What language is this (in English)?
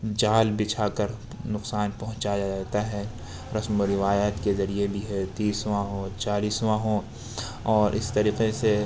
Urdu